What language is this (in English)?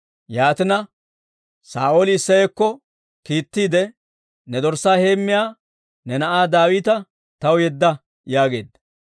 Dawro